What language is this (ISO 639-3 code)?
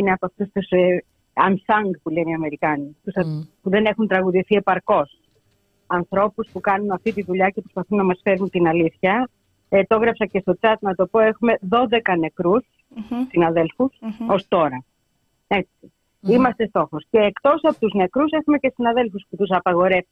ell